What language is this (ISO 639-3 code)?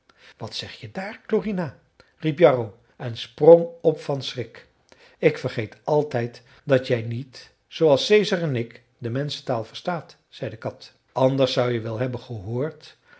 nld